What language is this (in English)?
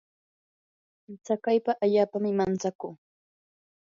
Yanahuanca Pasco Quechua